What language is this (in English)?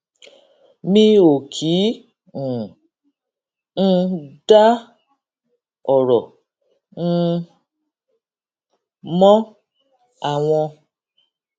Yoruba